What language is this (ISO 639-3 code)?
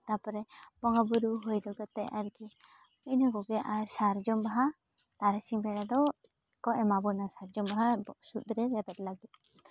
sat